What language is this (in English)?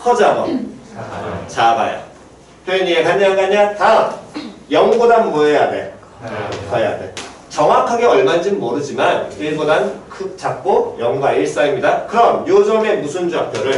Korean